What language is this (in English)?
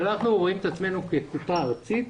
Hebrew